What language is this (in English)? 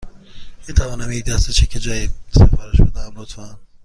Persian